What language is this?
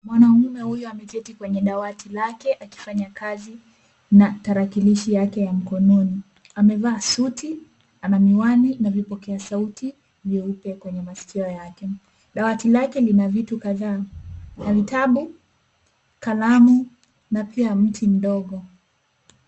Swahili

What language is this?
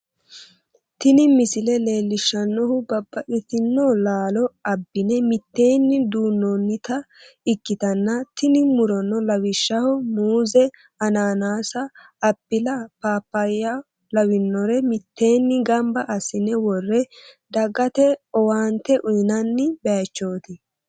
Sidamo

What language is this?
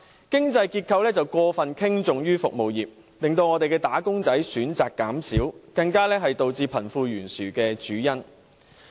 Cantonese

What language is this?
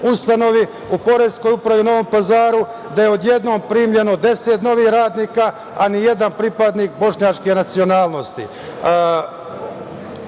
Serbian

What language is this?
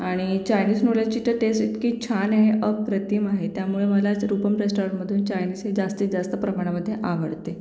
Marathi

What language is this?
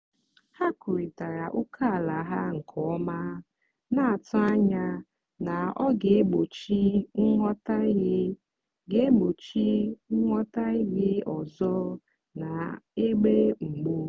Igbo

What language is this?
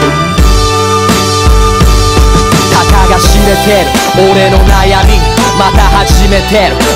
Korean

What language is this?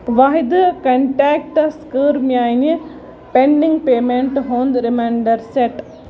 Kashmiri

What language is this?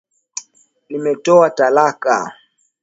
Swahili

